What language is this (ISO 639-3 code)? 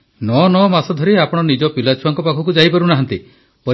ori